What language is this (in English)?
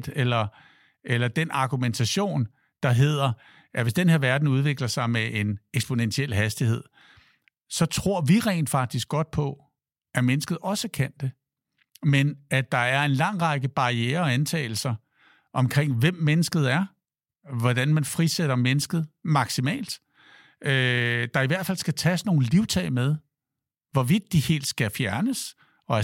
Danish